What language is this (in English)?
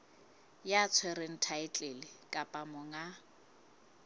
Southern Sotho